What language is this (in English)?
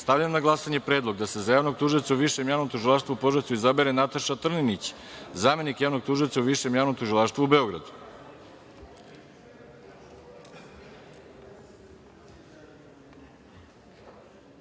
Serbian